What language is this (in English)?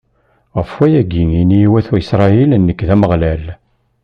Kabyle